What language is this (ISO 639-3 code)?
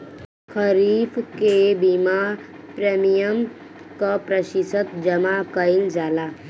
bho